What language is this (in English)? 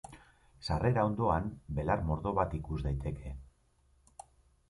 Basque